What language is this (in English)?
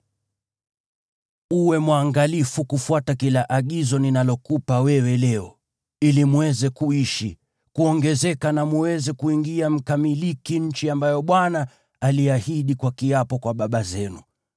Swahili